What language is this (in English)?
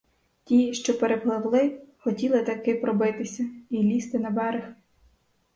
Ukrainian